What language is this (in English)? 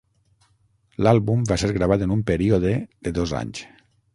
Catalan